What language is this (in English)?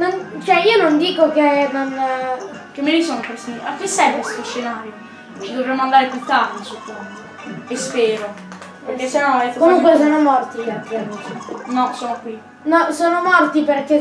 Italian